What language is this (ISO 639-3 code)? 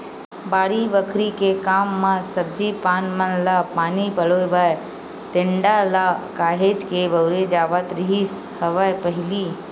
hne